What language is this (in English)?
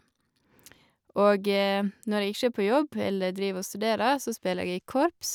Norwegian